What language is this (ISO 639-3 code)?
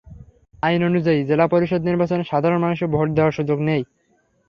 ben